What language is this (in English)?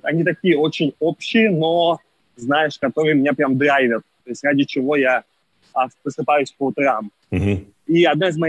Russian